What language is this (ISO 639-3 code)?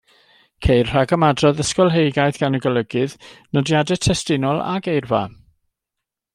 cym